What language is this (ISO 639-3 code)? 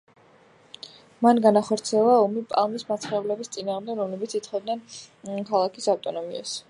kat